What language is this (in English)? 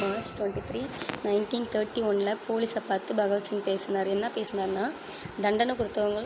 Tamil